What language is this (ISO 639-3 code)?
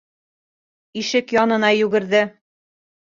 bak